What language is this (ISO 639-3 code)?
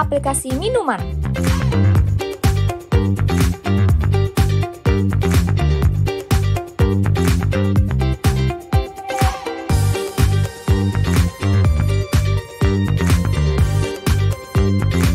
ind